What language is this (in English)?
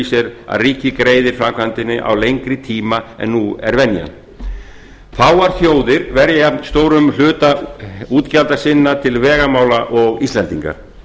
Icelandic